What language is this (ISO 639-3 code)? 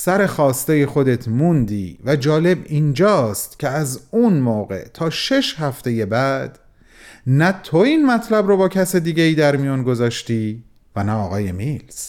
fas